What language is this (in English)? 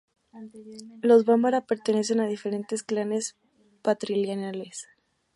Spanish